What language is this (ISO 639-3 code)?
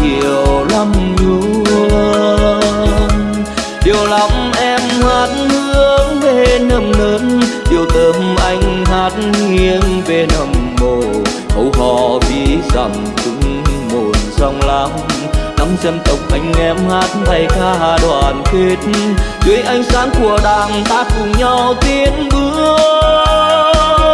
vie